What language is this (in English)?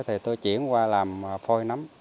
Vietnamese